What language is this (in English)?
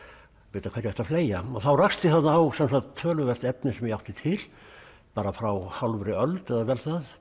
Icelandic